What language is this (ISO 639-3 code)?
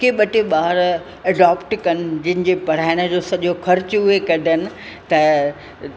snd